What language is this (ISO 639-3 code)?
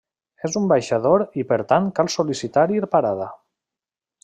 cat